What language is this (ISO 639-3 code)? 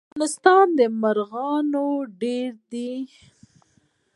pus